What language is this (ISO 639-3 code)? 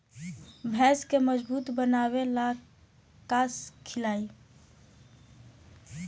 bho